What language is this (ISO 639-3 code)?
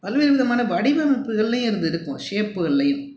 tam